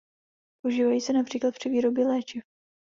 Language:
Czech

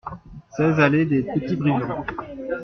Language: French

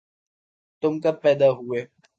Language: Urdu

